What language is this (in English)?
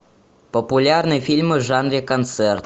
Russian